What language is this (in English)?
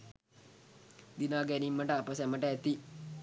Sinhala